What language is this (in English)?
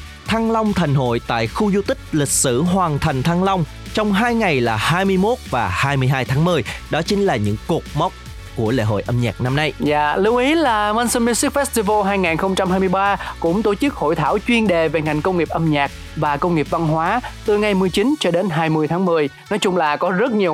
Vietnamese